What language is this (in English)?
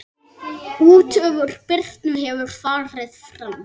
Icelandic